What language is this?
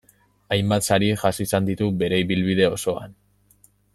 Basque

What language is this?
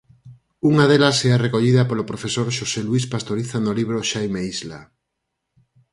Galician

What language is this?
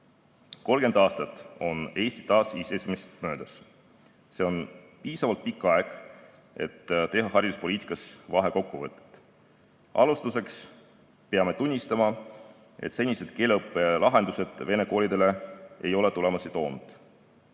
Estonian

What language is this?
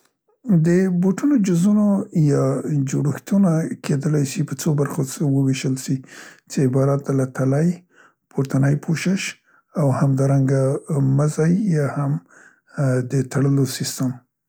Central Pashto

